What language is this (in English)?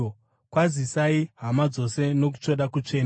Shona